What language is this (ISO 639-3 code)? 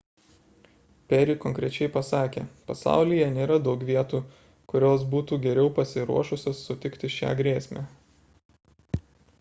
lit